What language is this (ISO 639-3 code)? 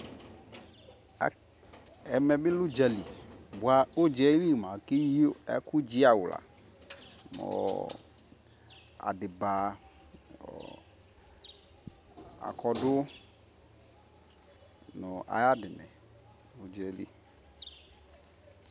kpo